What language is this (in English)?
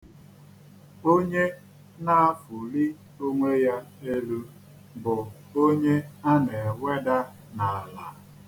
Igbo